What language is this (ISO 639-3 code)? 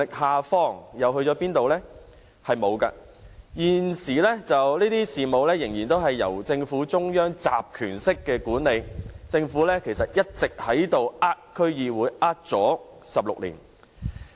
yue